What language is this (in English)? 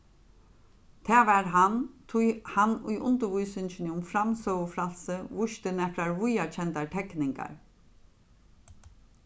Faroese